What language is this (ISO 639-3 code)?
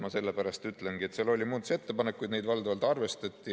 est